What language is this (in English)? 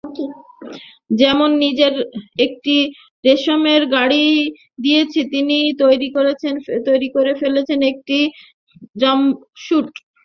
Bangla